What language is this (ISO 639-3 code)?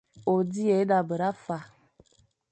fan